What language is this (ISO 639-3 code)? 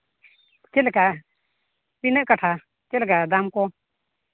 sat